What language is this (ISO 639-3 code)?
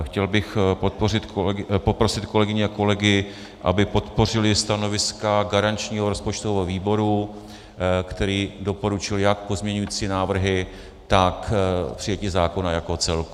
ces